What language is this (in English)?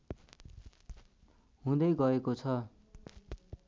Nepali